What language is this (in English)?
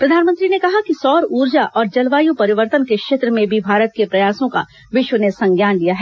Hindi